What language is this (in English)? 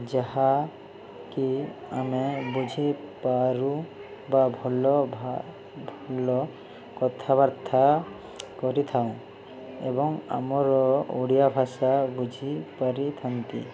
Odia